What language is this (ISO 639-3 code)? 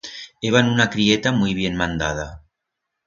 arg